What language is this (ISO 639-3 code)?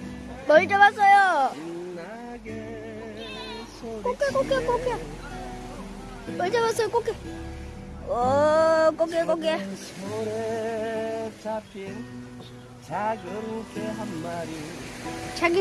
kor